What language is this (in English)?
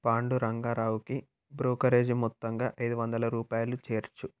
Telugu